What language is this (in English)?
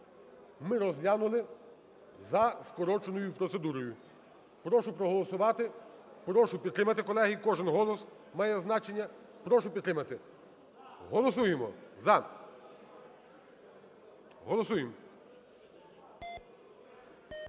Ukrainian